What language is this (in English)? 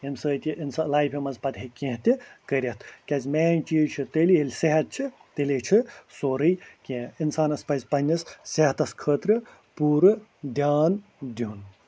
Kashmiri